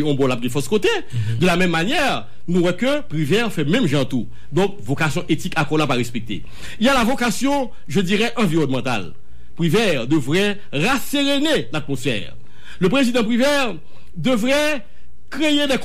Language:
French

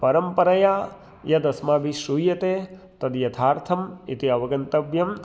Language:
Sanskrit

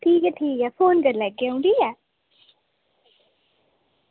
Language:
Dogri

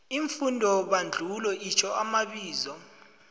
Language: South Ndebele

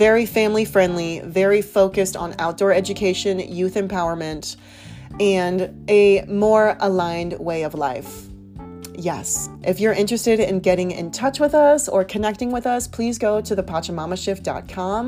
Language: English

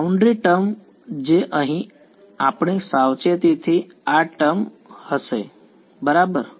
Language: Gujarati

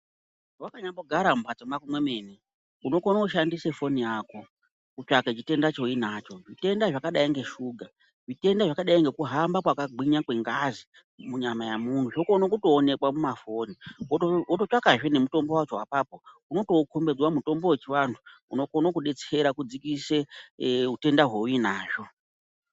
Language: Ndau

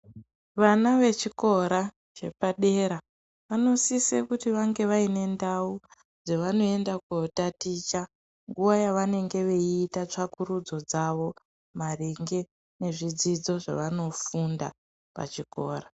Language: Ndau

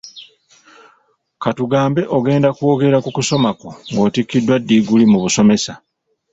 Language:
Ganda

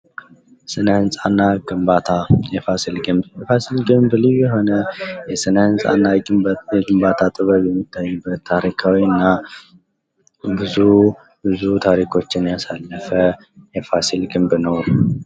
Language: Amharic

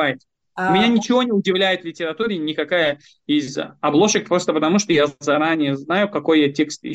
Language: Russian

